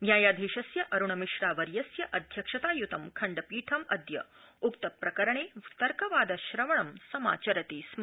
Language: Sanskrit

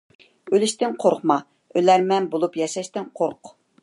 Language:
Uyghur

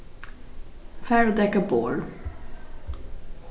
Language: Faroese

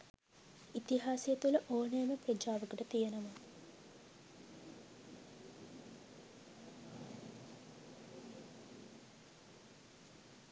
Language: Sinhala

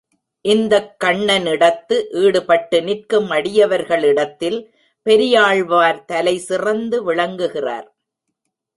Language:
Tamil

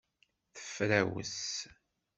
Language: Kabyle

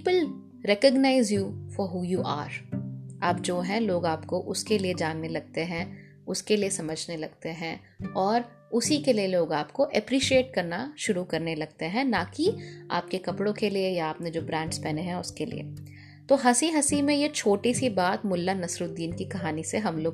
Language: Hindi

